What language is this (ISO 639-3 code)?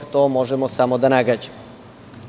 srp